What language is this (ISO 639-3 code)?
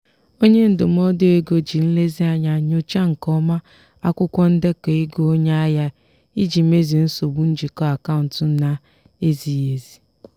ibo